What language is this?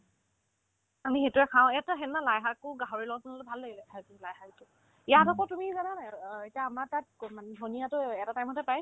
Assamese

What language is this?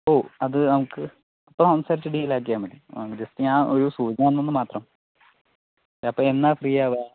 Malayalam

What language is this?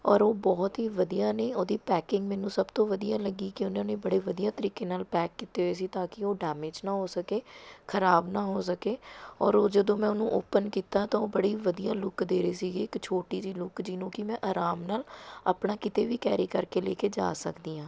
Punjabi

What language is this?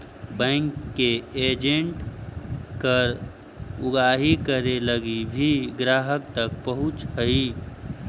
Magahi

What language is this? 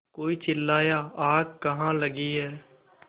Hindi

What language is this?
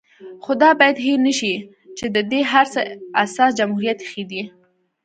Pashto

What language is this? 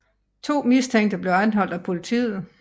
Danish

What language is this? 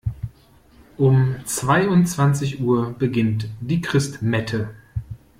German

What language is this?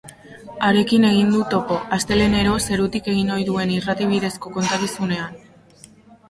Basque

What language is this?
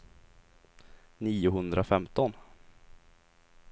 Swedish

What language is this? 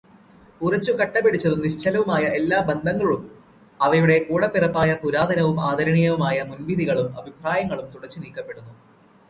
Malayalam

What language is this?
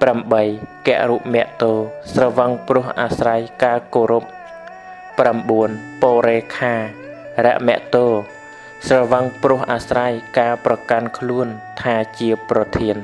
Thai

